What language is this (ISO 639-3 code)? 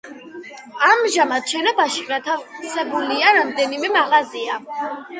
kat